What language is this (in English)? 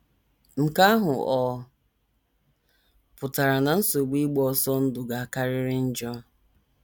Igbo